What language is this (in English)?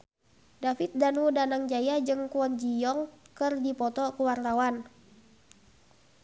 Sundanese